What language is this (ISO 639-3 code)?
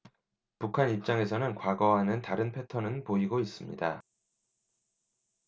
kor